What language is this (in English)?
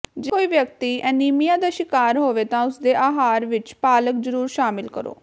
Punjabi